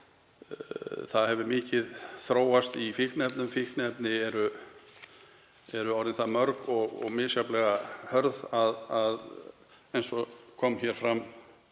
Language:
Icelandic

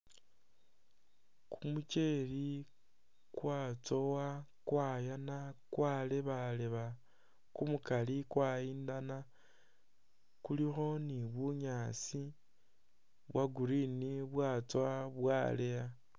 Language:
Masaaba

